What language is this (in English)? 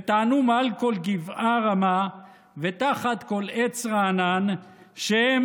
Hebrew